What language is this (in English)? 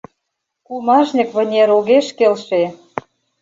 Mari